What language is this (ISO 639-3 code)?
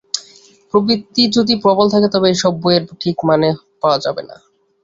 ben